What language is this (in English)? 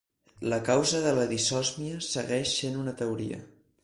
Catalan